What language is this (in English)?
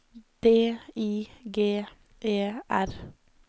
Norwegian